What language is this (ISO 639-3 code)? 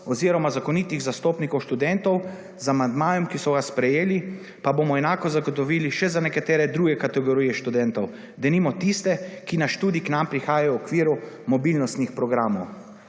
slv